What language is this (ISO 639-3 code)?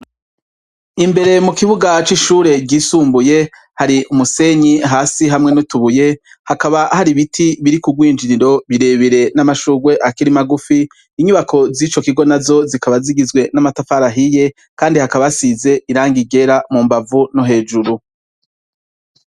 run